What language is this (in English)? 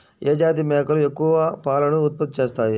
Telugu